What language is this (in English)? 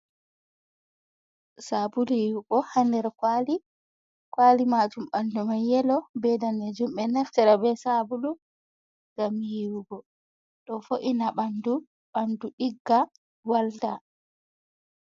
Fula